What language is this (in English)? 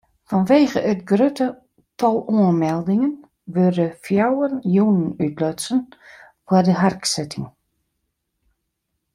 Western Frisian